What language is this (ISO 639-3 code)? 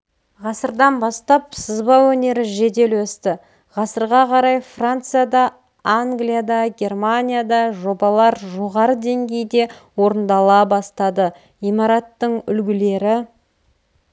kaz